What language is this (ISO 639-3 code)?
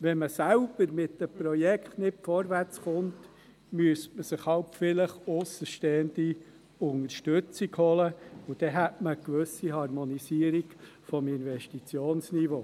gsw